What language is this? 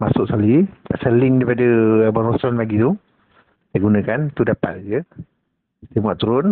Malay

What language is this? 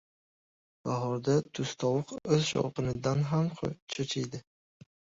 Uzbek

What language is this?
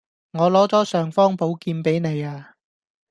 Cantonese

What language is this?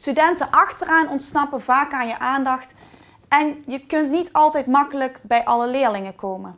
Dutch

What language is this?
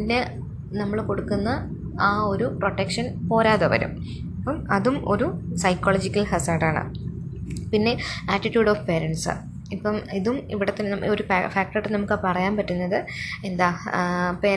Malayalam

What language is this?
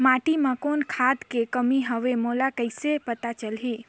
Chhattisgarhi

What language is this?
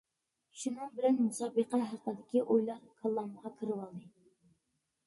Uyghur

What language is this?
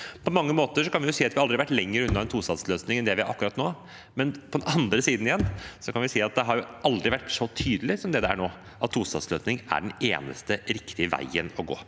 Norwegian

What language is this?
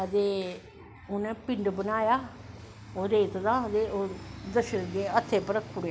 Dogri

